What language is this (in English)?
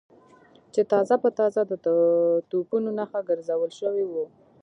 Pashto